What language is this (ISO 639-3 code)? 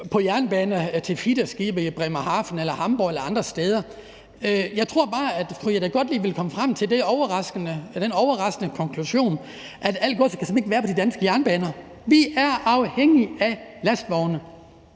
dan